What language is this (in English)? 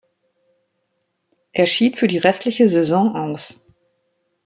German